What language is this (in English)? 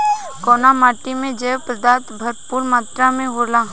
Bhojpuri